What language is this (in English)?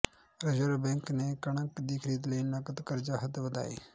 Punjabi